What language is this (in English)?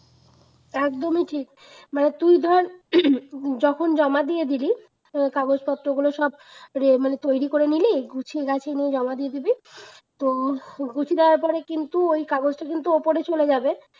Bangla